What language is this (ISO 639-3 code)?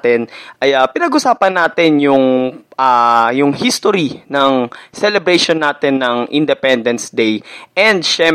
fil